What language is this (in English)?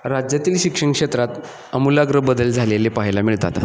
Marathi